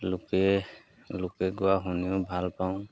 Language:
Assamese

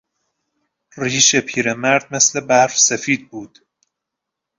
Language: Persian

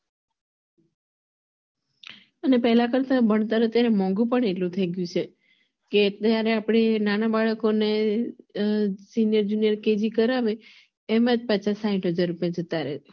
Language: Gujarati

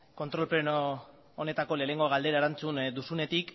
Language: Basque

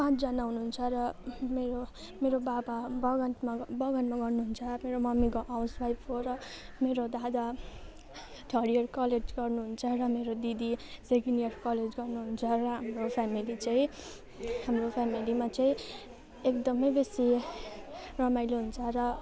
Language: Nepali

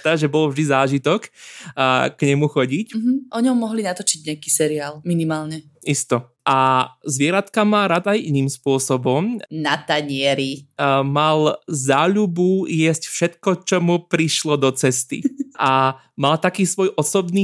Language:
Slovak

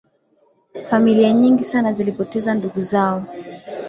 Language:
Swahili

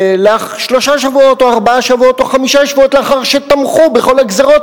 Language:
Hebrew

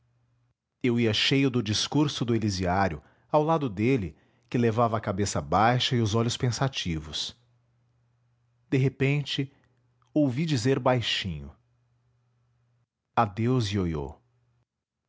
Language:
Portuguese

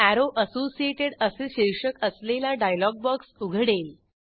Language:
Marathi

